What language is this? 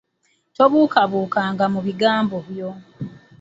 Ganda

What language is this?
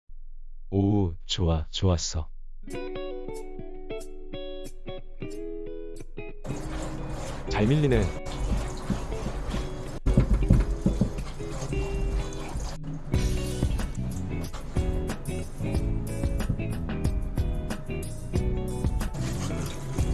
Korean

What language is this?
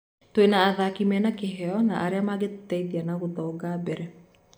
Kikuyu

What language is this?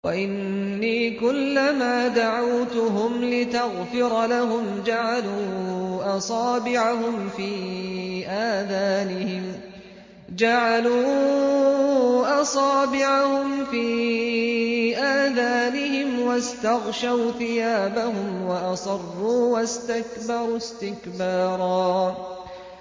Arabic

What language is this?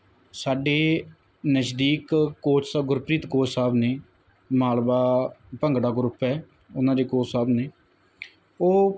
Punjabi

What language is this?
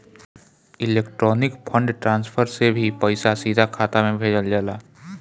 Bhojpuri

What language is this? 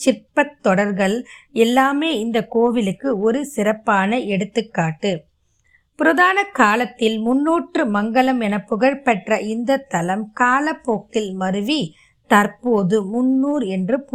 Tamil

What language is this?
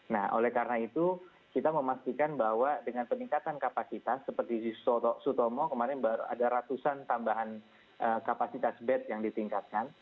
Indonesian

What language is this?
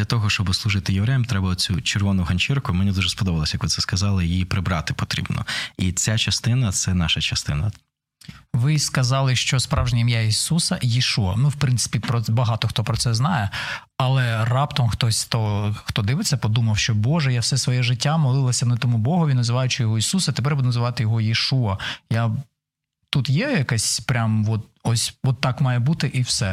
Ukrainian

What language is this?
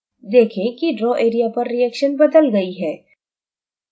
Hindi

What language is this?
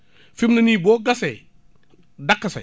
Wolof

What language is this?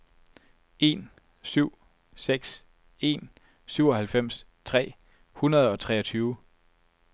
Danish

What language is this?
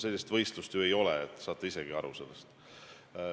Estonian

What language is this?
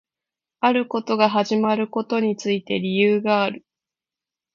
Japanese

